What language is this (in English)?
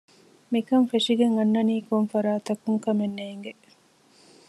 Divehi